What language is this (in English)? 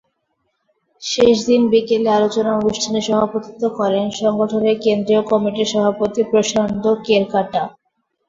Bangla